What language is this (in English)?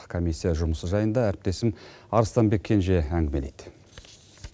Kazakh